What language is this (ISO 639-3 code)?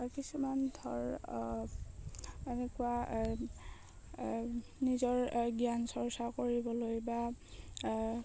asm